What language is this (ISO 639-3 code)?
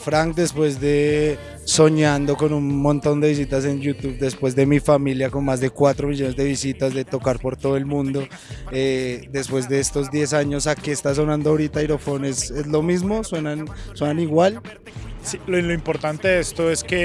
spa